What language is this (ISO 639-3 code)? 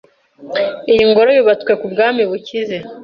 kin